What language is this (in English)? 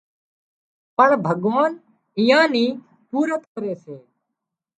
Wadiyara Koli